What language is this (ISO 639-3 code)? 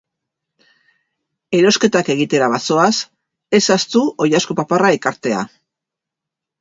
eus